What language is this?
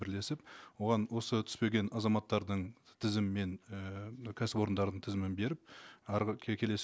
Kazakh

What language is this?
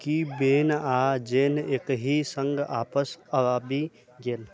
Maithili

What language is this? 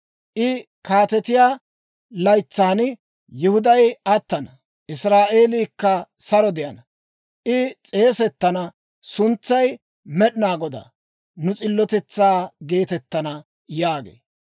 Dawro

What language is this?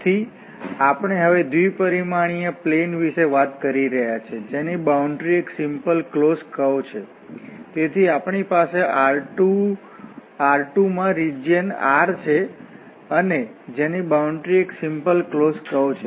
Gujarati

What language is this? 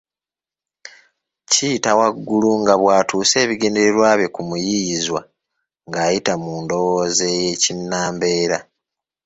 Ganda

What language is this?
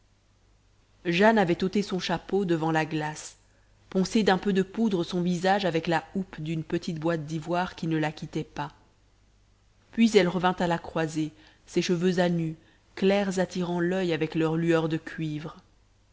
French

